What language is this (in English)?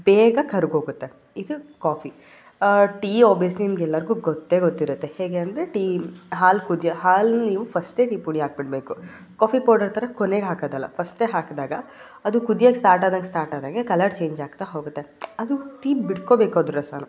Kannada